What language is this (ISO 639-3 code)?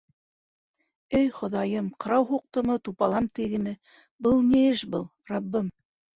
bak